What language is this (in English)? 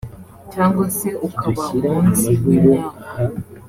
Kinyarwanda